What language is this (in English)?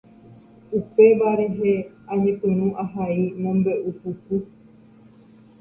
Guarani